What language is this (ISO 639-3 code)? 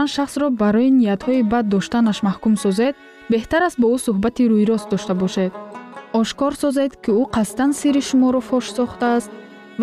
fas